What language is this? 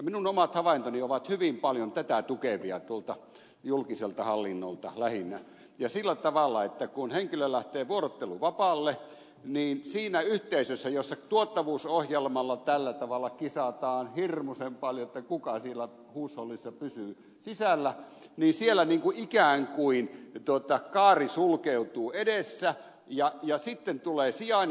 Finnish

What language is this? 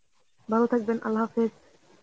Bangla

